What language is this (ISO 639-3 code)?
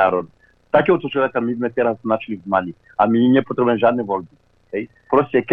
slk